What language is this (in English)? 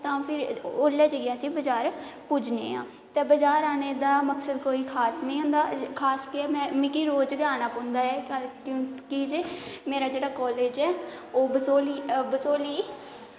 Dogri